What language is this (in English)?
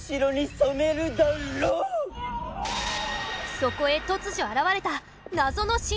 Japanese